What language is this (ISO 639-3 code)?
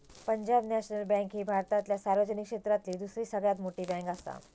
mar